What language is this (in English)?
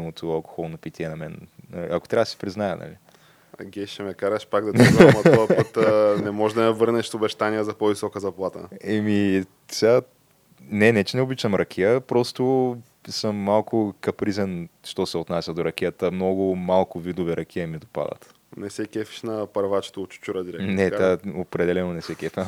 Bulgarian